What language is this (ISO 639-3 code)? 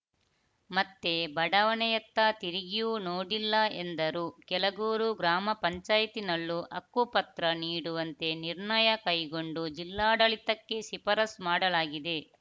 kan